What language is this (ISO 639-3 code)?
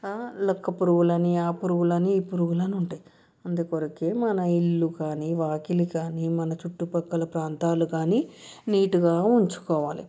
tel